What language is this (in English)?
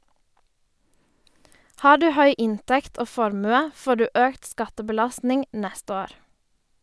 Norwegian